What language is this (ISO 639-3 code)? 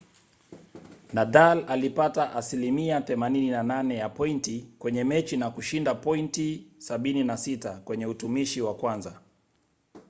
swa